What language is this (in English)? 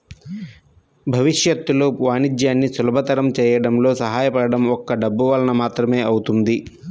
Telugu